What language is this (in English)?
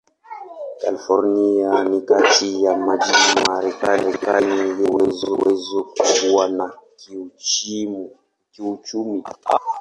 Swahili